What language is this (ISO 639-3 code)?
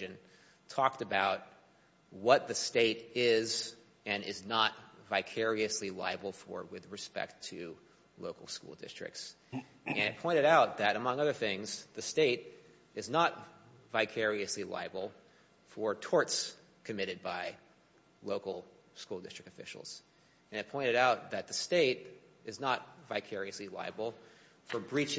eng